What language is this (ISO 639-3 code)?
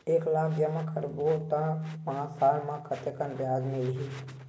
hne